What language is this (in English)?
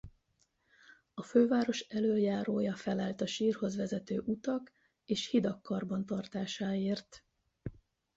Hungarian